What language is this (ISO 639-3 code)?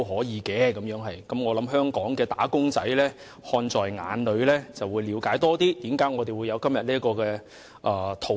yue